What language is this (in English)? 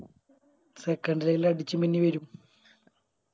Malayalam